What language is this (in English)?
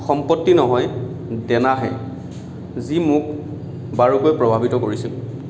Assamese